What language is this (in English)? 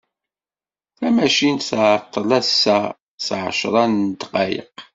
Kabyle